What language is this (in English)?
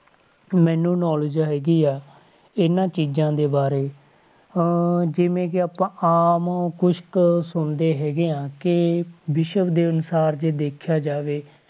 Punjabi